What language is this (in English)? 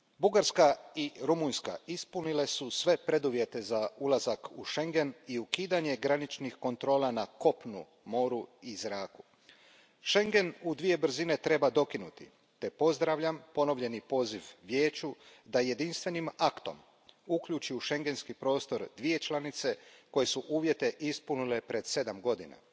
Croatian